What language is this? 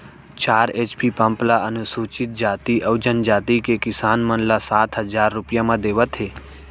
Chhattisgarhi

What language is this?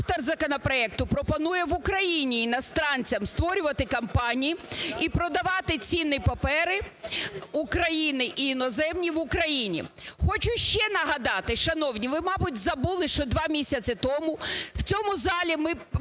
Ukrainian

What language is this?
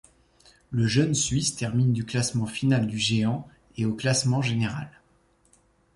French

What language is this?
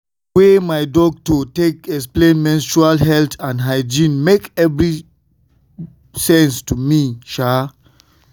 Nigerian Pidgin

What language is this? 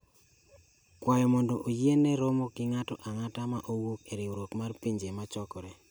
Luo (Kenya and Tanzania)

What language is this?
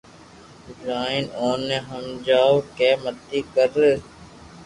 Loarki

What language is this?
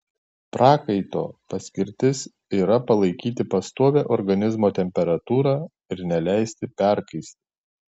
Lithuanian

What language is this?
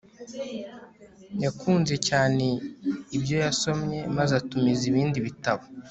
Kinyarwanda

